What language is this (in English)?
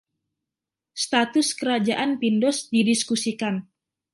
Indonesian